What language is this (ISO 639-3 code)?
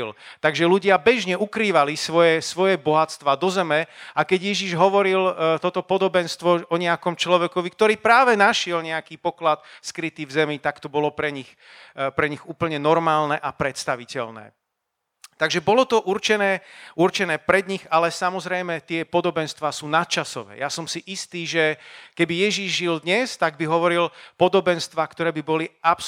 slk